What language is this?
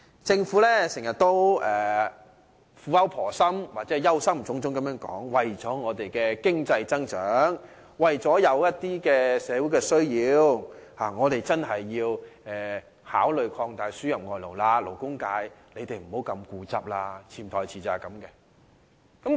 Cantonese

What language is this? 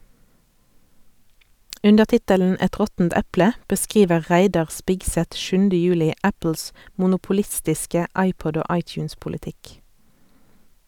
Norwegian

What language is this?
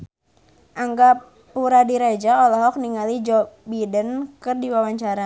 Sundanese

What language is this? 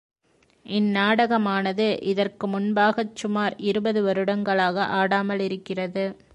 Tamil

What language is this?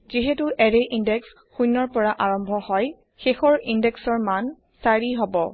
Assamese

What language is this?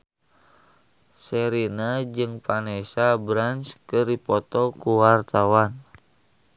Sundanese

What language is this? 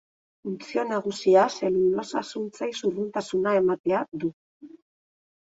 Basque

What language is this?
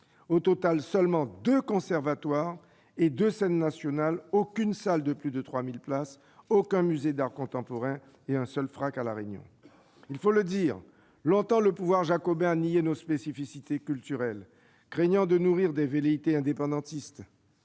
French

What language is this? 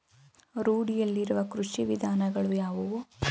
Kannada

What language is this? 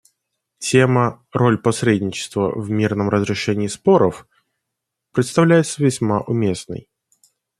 Russian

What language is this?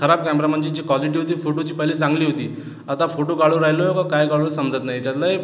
Marathi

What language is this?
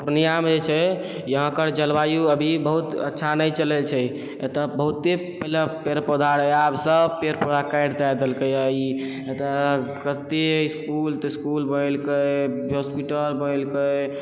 Maithili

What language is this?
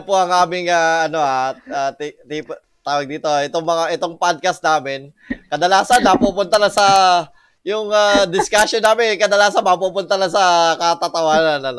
Filipino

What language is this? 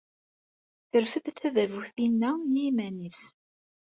Kabyle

